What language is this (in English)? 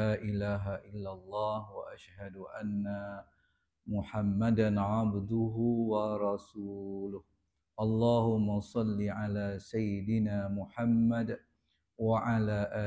Malay